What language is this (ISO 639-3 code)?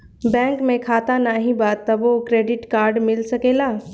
bho